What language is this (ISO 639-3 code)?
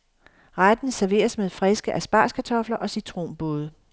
dan